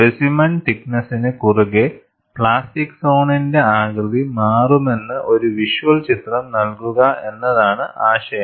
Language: Malayalam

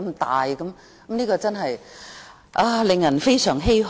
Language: Cantonese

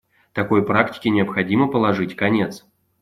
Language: Russian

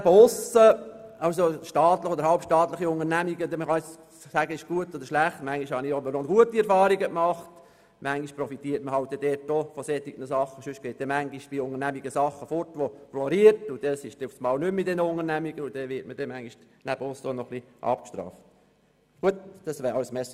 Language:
Swiss German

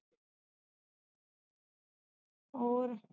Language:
Punjabi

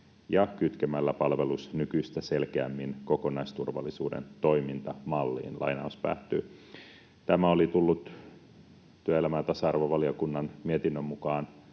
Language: Finnish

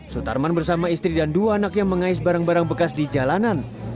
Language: Indonesian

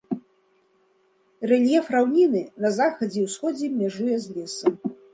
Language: Belarusian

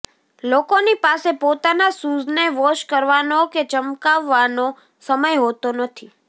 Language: Gujarati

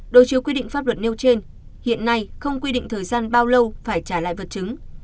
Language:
Vietnamese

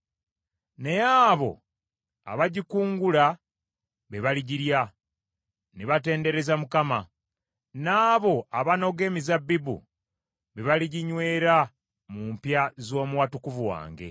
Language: Ganda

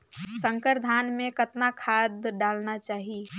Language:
Chhattisgarhi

